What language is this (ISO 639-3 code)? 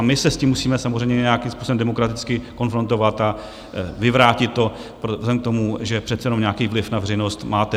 ces